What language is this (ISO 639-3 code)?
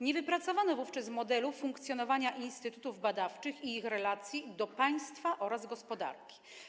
pol